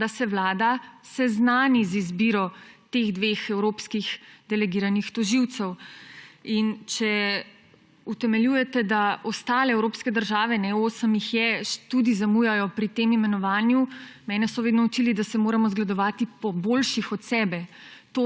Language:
Slovenian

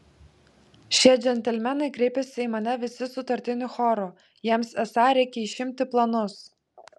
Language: Lithuanian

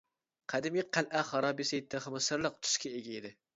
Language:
Uyghur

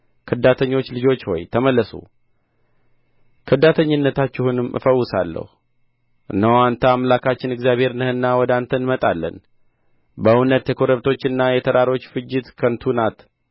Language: Amharic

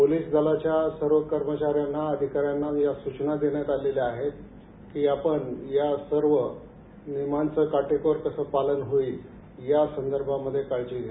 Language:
Marathi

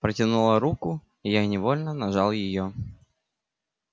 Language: Russian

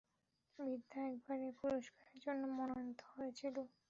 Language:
Bangla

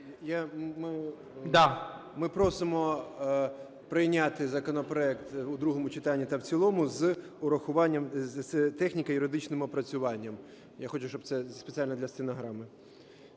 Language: Ukrainian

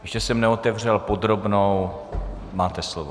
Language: Czech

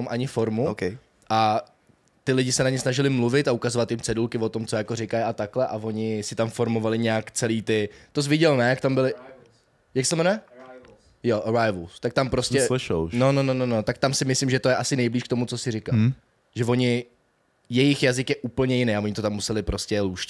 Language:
Czech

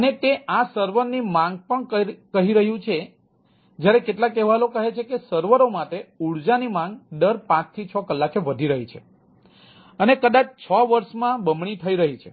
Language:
Gujarati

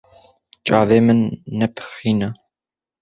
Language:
Kurdish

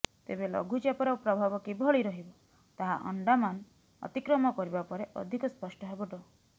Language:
Odia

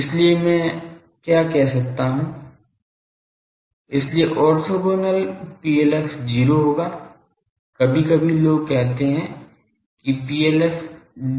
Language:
Hindi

